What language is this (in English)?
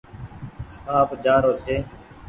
Goaria